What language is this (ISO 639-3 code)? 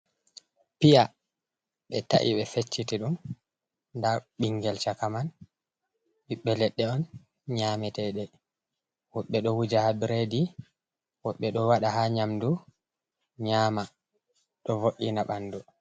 ful